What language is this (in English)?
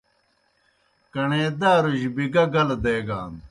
Kohistani Shina